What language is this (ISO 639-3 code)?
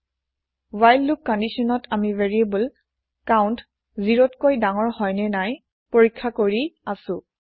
asm